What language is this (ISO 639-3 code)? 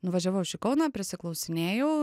lit